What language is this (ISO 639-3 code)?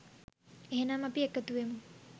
sin